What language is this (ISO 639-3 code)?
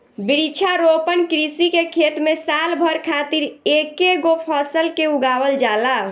bho